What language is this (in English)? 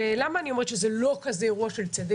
Hebrew